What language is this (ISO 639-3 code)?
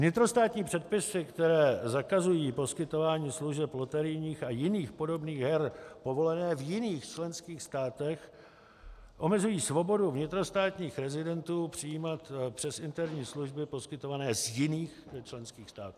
ces